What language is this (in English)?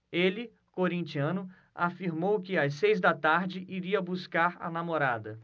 Portuguese